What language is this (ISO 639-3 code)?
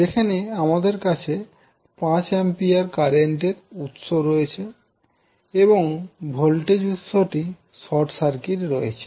ben